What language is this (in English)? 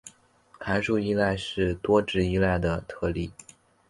Chinese